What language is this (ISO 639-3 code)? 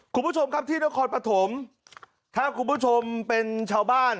tha